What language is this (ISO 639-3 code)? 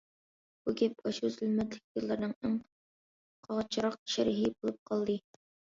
uig